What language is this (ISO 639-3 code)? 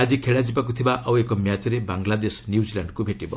ori